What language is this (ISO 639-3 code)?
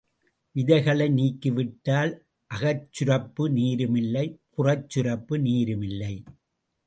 tam